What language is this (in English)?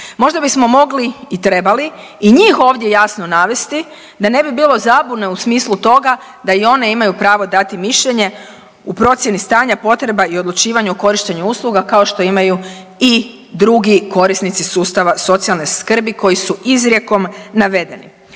Croatian